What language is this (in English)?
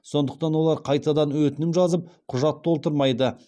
Kazakh